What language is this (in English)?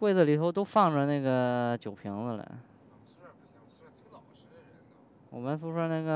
Chinese